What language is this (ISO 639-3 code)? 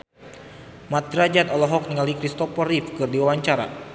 sun